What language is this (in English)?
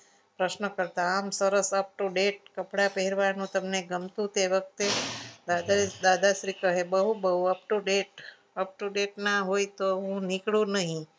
Gujarati